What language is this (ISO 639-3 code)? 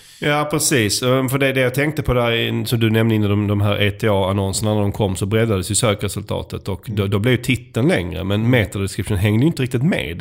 swe